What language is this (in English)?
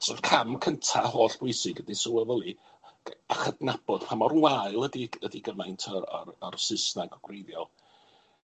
Welsh